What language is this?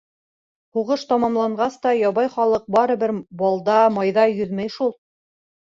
Bashkir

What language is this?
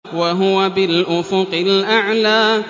Arabic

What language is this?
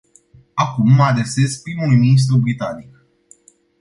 Romanian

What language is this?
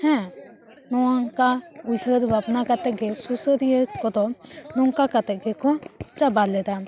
Santali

